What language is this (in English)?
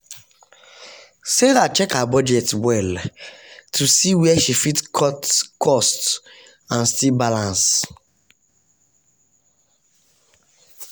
Nigerian Pidgin